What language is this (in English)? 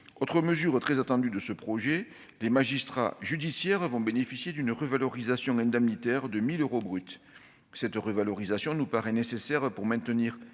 French